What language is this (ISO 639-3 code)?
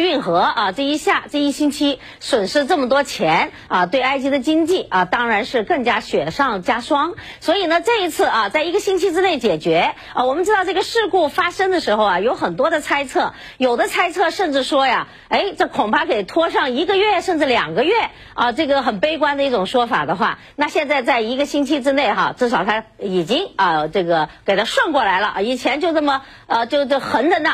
zho